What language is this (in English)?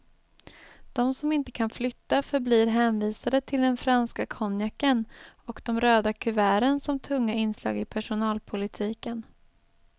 Swedish